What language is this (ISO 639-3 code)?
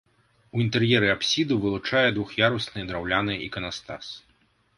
bel